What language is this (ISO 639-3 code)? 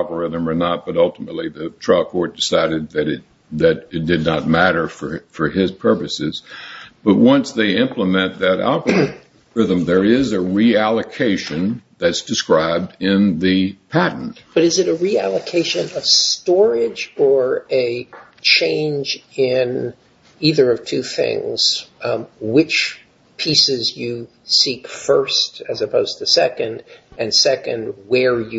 eng